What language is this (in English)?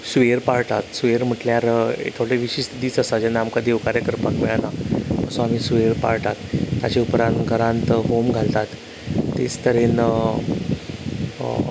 Konkani